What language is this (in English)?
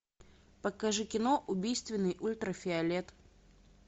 Russian